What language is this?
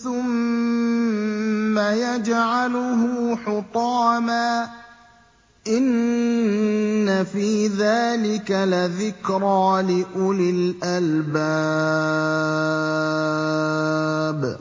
Arabic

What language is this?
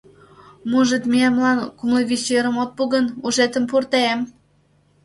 Mari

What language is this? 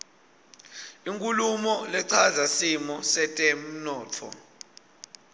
Swati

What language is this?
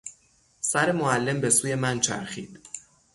Persian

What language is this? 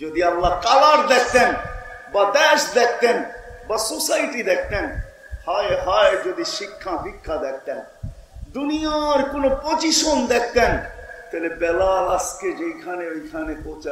Turkish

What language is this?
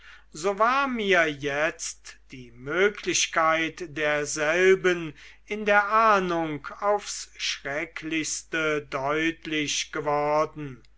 German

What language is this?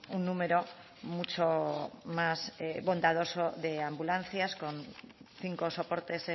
Spanish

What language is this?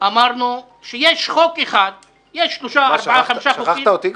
Hebrew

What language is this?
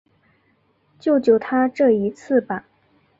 Chinese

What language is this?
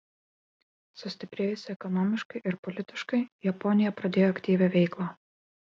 Lithuanian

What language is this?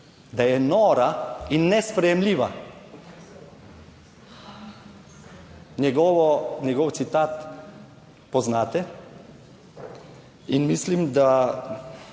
Slovenian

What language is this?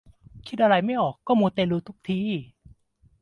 Thai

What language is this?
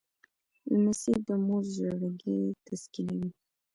Pashto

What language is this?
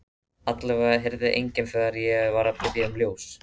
Icelandic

